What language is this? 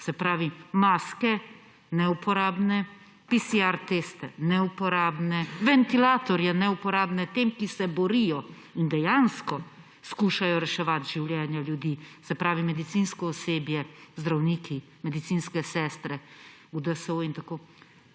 Slovenian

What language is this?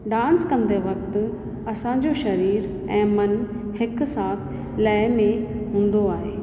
Sindhi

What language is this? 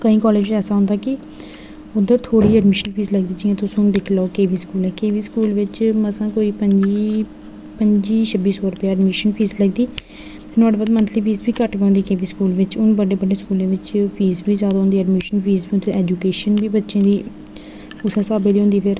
Dogri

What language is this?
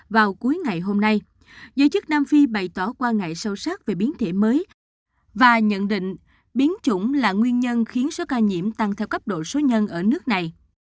Vietnamese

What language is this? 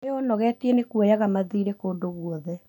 Kikuyu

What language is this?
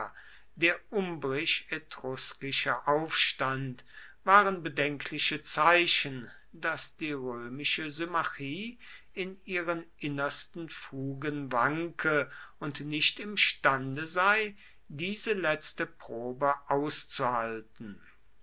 German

